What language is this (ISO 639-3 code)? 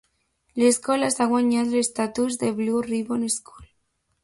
cat